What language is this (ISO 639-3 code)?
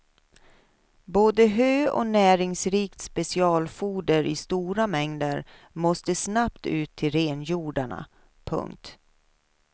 swe